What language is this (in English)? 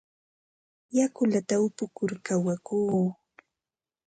Ambo-Pasco Quechua